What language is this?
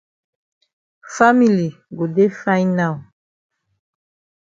Cameroon Pidgin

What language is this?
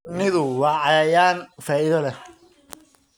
Somali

